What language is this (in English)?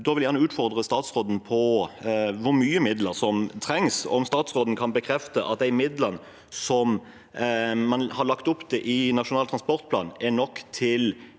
Norwegian